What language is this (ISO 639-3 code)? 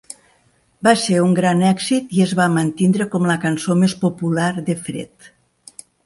cat